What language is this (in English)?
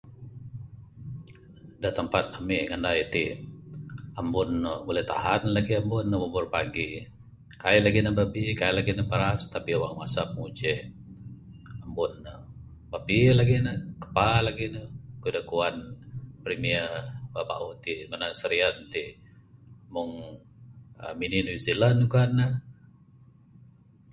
Bukar-Sadung Bidayuh